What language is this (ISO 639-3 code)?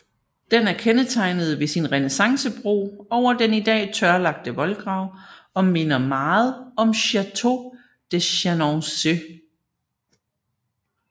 dan